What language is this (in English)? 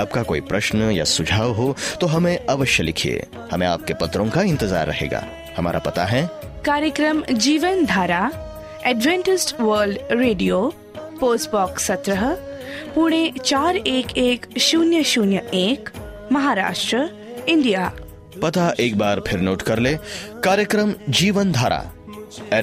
Hindi